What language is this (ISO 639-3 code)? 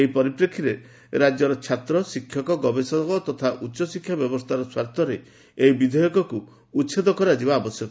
ori